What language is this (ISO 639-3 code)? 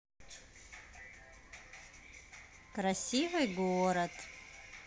rus